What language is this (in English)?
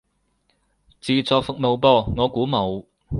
Cantonese